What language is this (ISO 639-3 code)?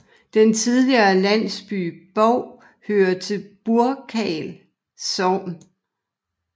dan